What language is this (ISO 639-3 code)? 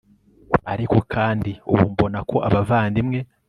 kin